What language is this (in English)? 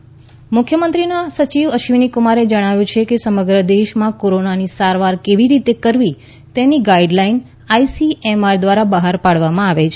Gujarati